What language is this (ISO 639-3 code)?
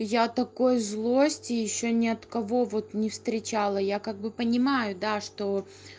rus